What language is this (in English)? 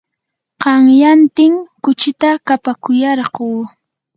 Yanahuanca Pasco Quechua